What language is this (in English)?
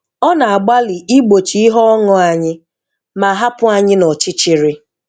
Igbo